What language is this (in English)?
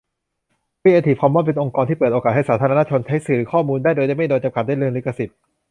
Thai